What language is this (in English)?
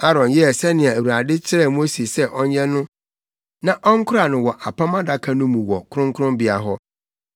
Akan